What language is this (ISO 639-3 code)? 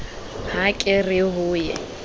sot